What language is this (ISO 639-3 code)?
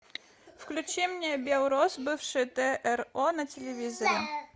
rus